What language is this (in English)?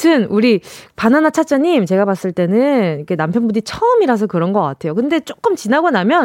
Korean